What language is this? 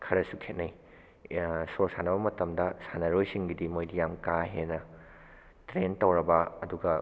Manipuri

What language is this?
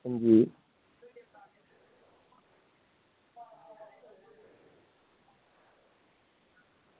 Dogri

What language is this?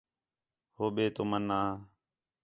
Khetrani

